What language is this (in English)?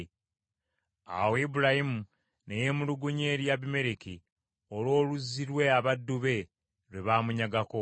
Ganda